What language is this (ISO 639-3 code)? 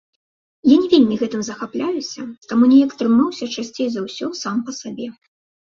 bel